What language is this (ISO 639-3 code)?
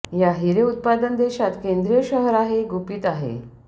mar